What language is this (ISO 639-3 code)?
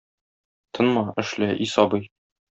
tat